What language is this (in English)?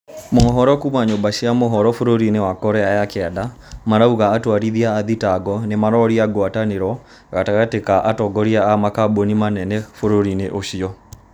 Kikuyu